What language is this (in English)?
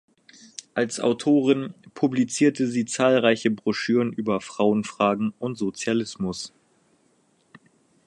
German